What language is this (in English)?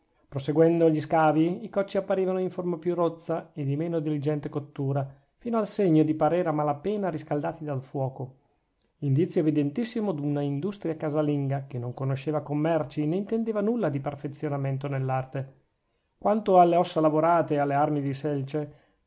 Italian